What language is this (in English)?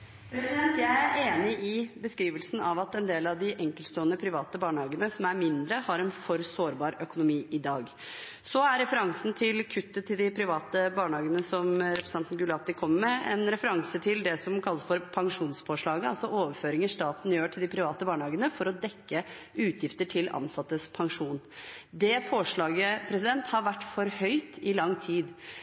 Norwegian Bokmål